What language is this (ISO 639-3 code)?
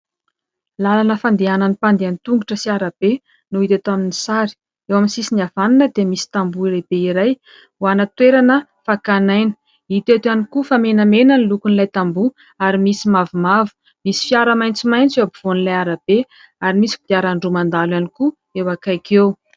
mlg